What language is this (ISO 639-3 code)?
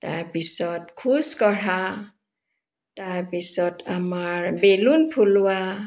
asm